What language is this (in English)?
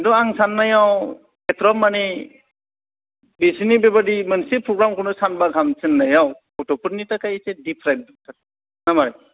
Bodo